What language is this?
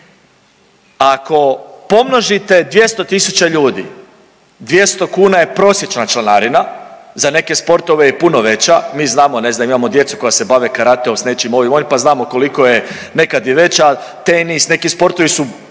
Croatian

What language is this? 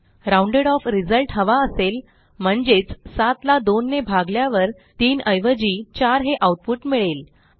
Marathi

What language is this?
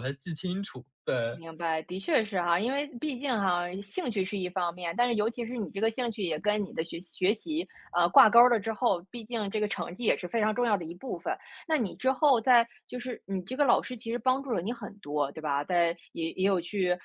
Chinese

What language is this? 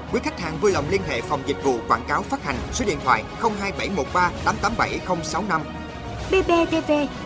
Vietnamese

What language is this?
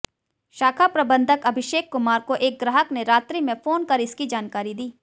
Hindi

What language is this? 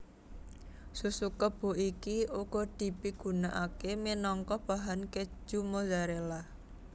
Javanese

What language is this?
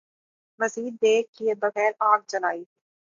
Urdu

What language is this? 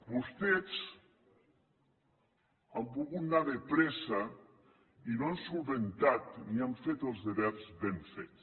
Catalan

